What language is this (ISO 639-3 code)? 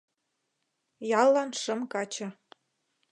chm